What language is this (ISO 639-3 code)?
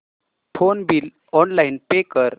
mar